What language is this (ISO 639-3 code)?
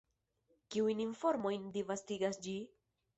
epo